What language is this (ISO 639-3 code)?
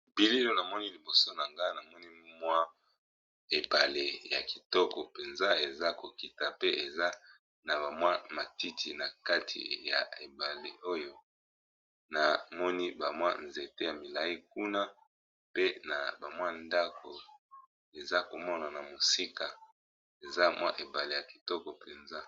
lin